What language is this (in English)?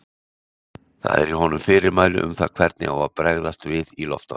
Icelandic